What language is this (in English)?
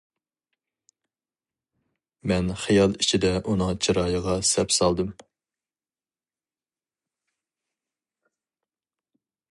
Uyghur